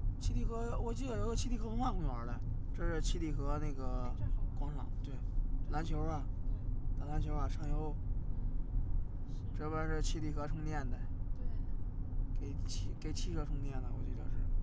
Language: Chinese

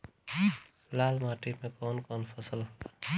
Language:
Bhojpuri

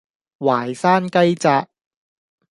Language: Cantonese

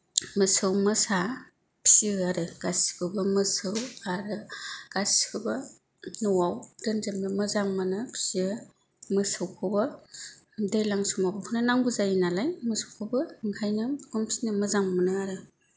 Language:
Bodo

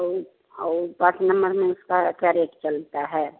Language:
Hindi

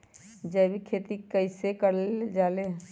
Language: Magahi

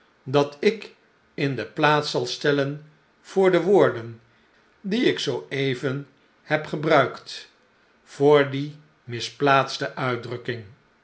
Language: Dutch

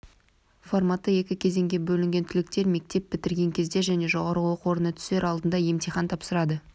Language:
Kazakh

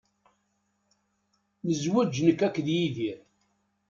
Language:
Kabyle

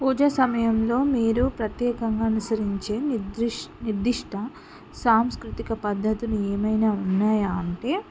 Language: Telugu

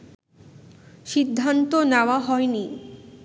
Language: Bangla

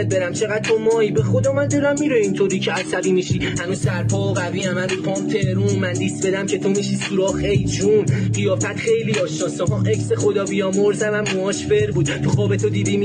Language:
Persian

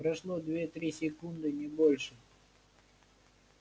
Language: Russian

